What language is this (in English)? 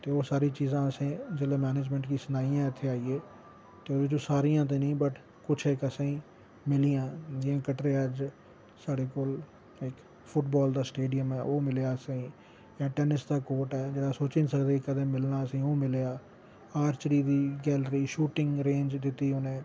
Dogri